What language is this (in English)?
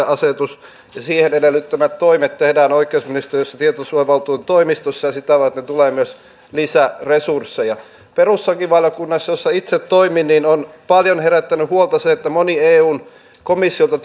Finnish